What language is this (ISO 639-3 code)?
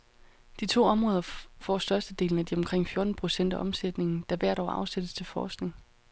dan